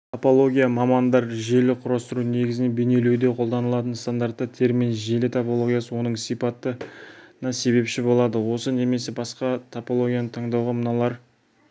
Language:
Kazakh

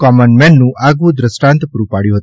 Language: Gujarati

